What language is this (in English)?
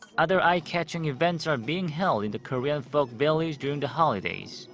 English